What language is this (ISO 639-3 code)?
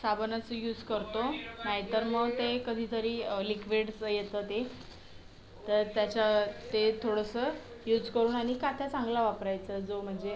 mar